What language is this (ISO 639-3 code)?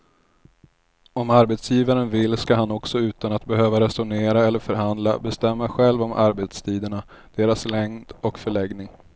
swe